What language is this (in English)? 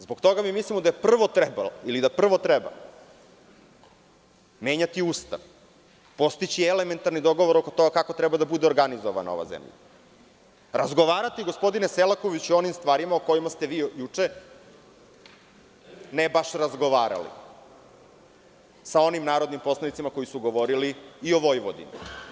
Serbian